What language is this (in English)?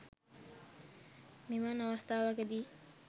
Sinhala